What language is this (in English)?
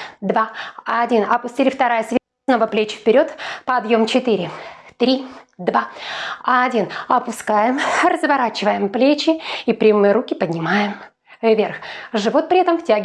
Russian